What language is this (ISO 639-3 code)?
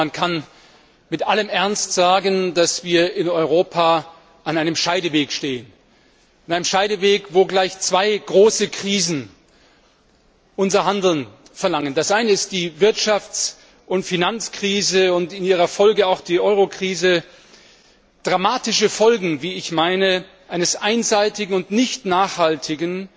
deu